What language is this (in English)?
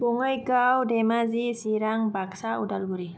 Bodo